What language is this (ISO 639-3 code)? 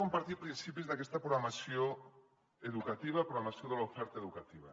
cat